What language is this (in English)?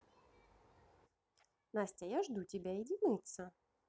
Russian